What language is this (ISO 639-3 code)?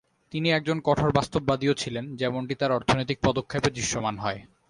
ben